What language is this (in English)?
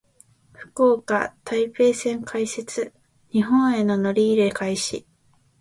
Japanese